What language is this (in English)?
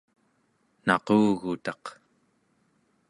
Central Yupik